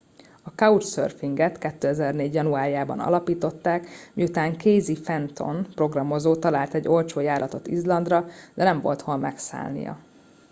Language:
Hungarian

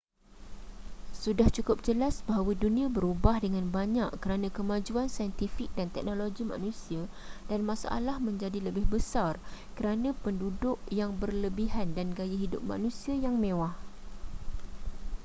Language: Malay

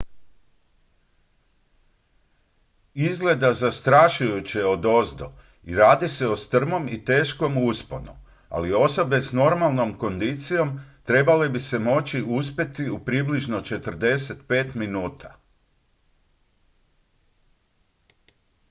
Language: Croatian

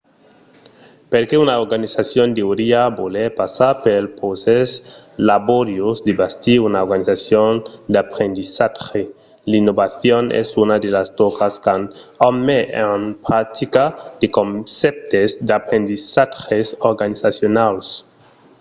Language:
Occitan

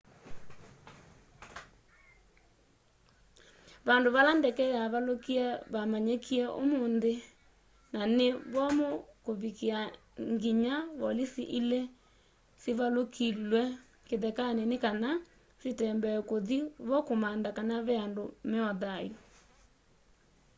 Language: Kamba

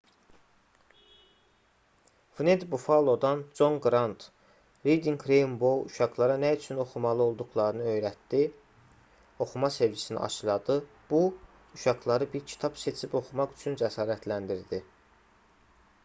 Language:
Azerbaijani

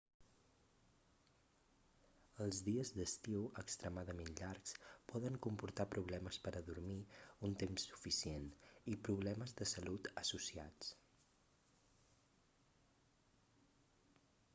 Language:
Catalan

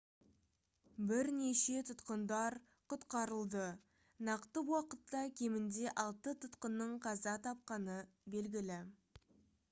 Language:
Kazakh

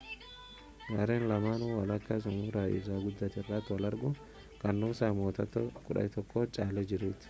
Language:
Oromo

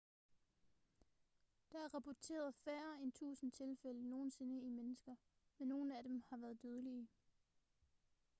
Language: Danish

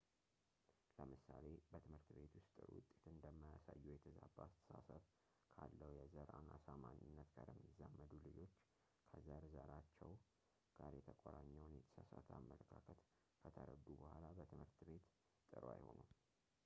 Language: Amharic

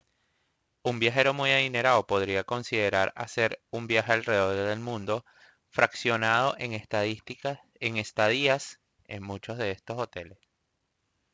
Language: Spanish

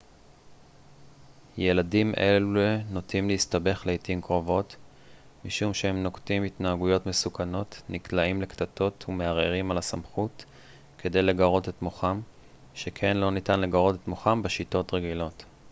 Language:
Hebrew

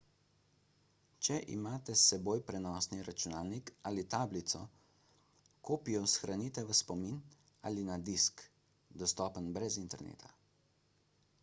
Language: Slovenian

